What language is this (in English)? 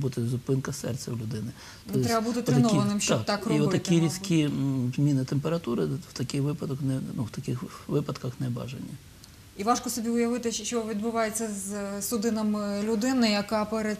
Ukrainian